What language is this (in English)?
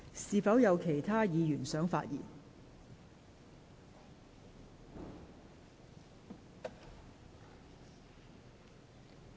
Cantonese